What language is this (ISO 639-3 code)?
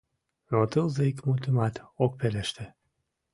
chm